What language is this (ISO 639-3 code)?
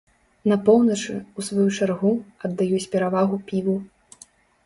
bel